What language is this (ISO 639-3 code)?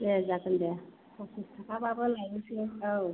brx